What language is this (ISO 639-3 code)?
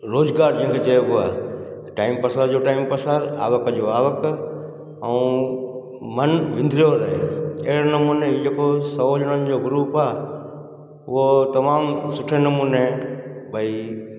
snd